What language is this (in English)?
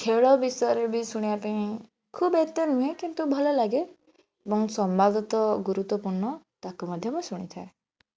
Odia